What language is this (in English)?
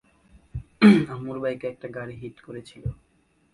Bangla